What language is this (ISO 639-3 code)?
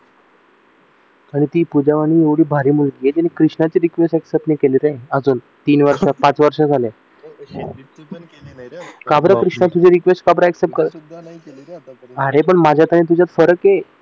mar